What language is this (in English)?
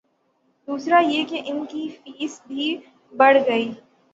Urdu